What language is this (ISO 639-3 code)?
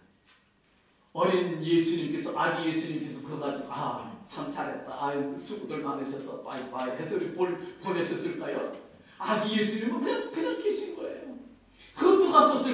kor